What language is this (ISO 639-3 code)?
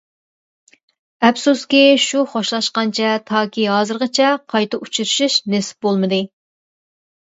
uig